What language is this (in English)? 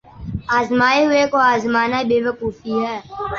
Urdu